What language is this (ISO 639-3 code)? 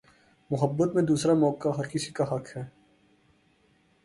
urd